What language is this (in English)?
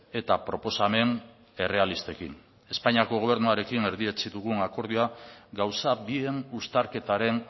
Basque